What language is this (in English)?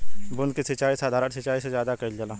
Bhojpuri